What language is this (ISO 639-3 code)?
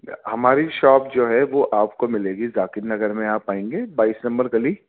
urd